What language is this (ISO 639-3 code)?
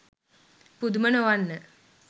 sin